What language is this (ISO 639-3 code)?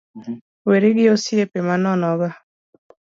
luo